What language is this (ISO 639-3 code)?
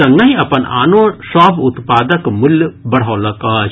mai